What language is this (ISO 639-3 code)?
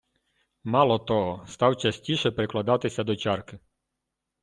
ukr